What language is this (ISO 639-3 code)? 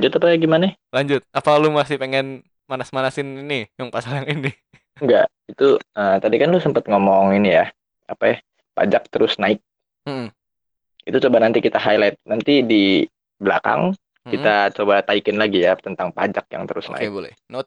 ind